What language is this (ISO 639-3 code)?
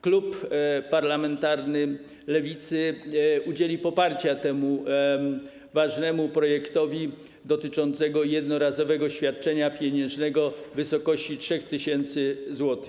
pol